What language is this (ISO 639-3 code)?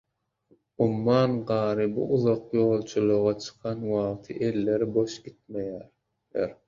tuk